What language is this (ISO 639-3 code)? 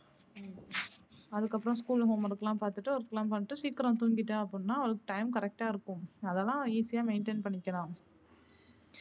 tam